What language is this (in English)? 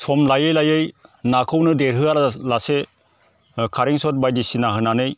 Bodo